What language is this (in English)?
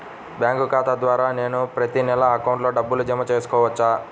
Telugu